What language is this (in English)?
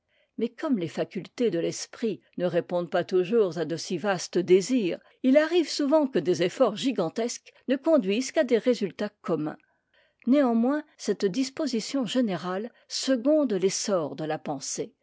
French